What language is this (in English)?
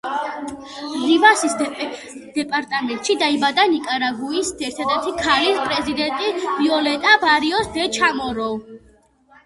Georgian